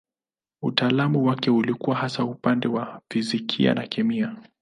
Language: Swahili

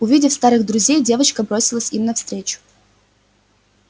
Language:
Russian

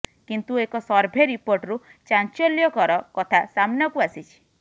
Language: Odia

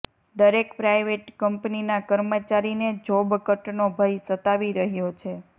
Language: Gujarati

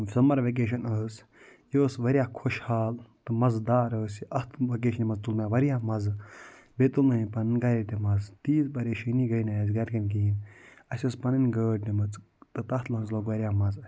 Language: Kashmiri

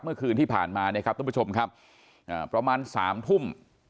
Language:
Thai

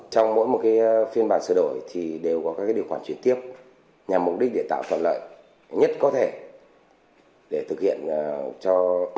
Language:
Vietnamese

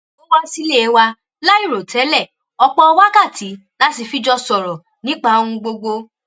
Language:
Yoruba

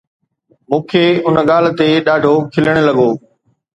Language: Sindhi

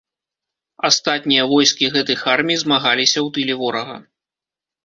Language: Belarusian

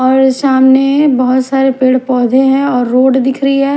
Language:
Hindi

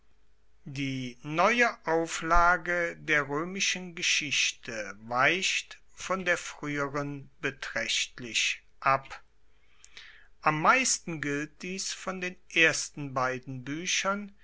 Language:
German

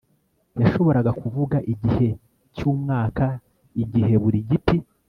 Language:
Kinyarwanda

